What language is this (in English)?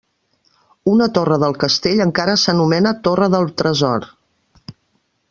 Catalan